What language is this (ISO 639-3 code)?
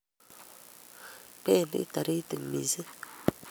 kln